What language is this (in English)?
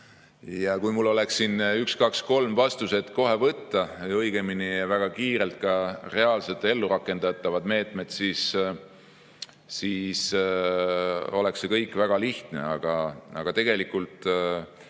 Estonian